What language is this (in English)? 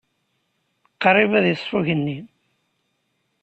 Kabyle